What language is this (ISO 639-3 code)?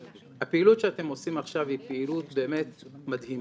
heb